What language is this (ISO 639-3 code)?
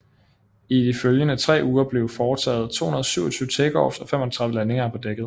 dan